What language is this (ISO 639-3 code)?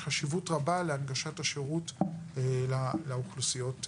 heb